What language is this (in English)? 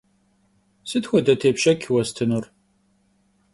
Kabardian